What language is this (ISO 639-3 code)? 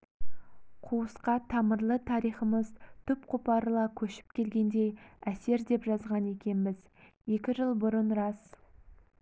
kaz